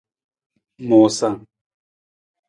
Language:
Nawdm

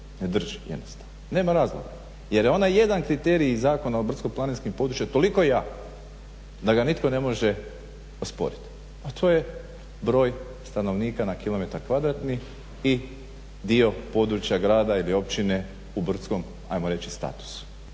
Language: Croatian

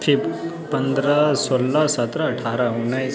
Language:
Maithili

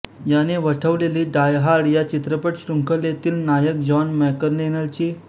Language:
Marathi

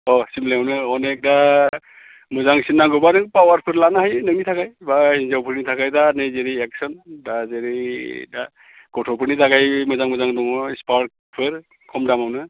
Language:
Bodo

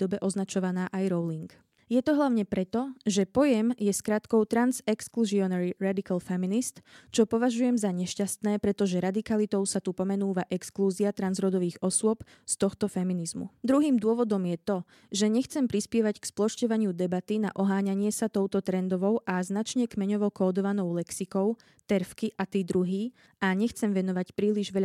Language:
Slovak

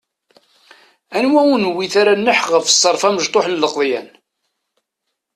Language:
Kabyle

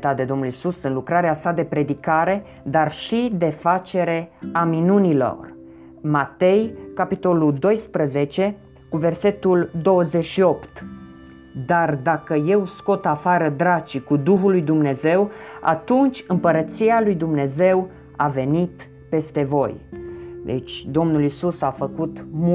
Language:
Romanian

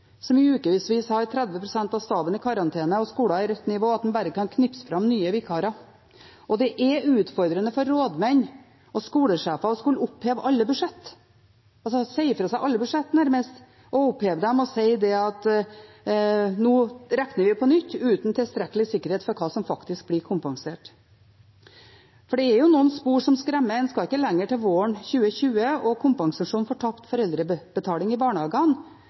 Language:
Norwegian Bokmål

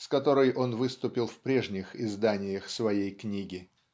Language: Russian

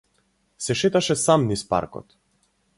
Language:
Macedonian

